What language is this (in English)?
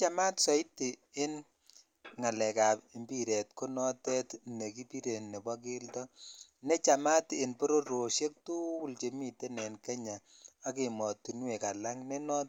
Kalenjin